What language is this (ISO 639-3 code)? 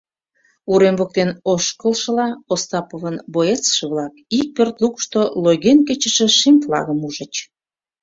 chm